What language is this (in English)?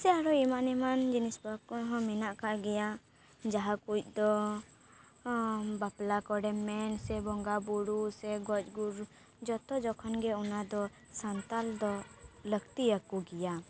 Santali